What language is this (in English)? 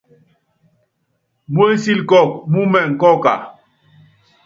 Yangben